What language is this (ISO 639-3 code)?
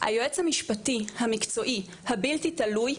heb